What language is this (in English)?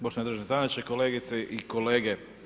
Croatian